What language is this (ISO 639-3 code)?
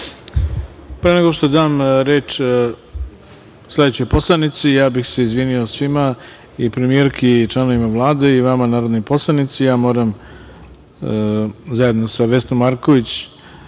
srp